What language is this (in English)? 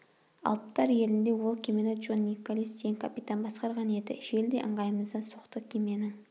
Kazakh